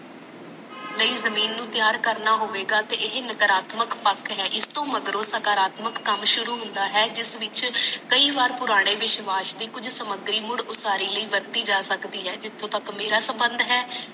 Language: Punjabi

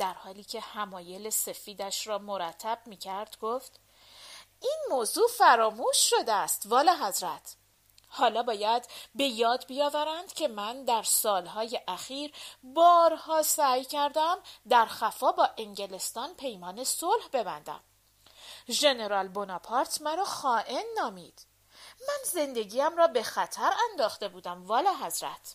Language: Persian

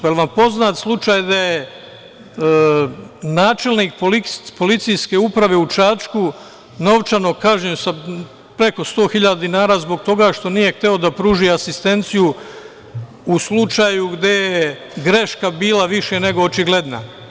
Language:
Serbian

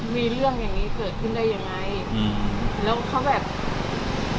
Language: Thai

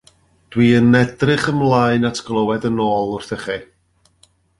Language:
Welsh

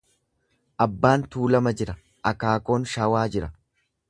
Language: Oromo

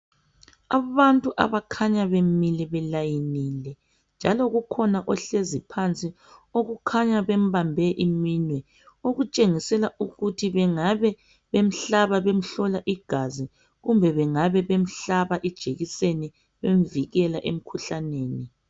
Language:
North Ndebele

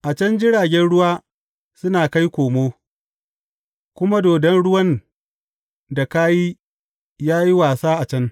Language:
Hausa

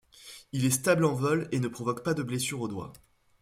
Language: French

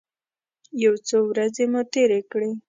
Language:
Pashto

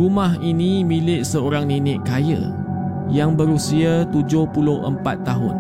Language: Malay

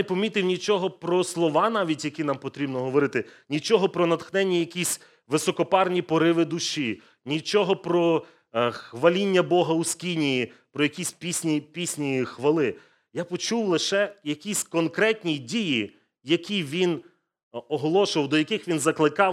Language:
Ukrainian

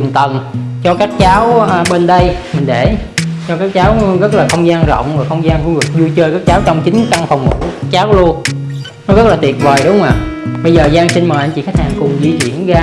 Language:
Vietnamese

